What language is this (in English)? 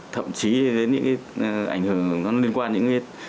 Vietnamese